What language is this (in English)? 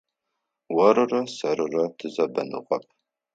Adyghe